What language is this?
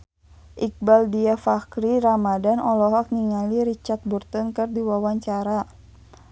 Sundanese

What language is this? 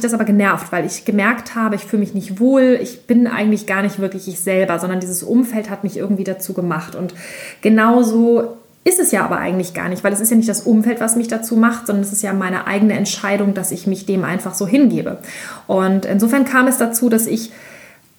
German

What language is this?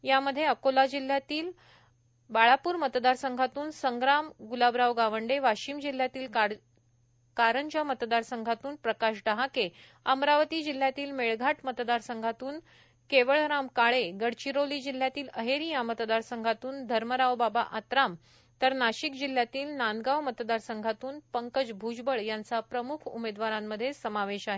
Marathi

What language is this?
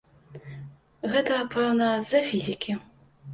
Belarusian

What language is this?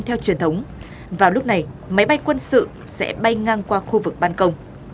Vietnamese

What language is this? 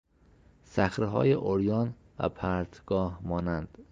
Persian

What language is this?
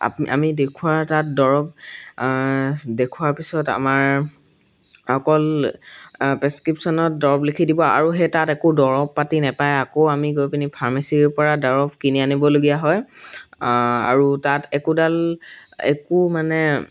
Assamese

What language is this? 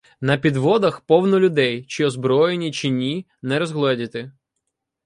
Ukrainian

